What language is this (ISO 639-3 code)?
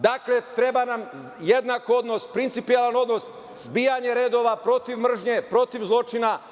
srp